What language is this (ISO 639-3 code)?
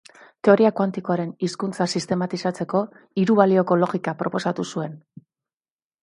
eus